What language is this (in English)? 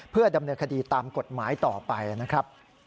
Thai